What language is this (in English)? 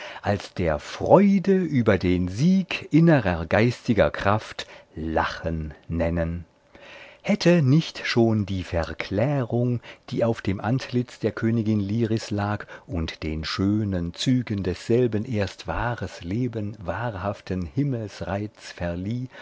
German